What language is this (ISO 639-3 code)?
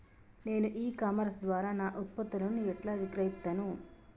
tel